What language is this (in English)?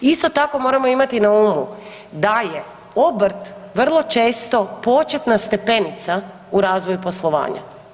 Croatian